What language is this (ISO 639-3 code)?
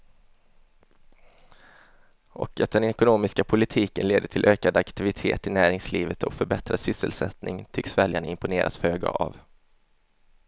swe